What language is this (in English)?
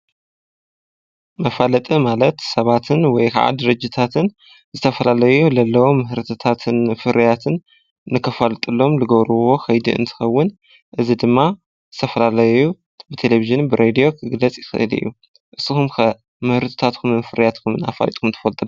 Tigrinya